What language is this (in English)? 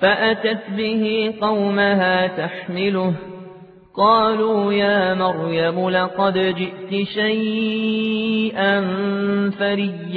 Arabic